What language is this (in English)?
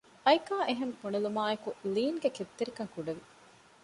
Divehi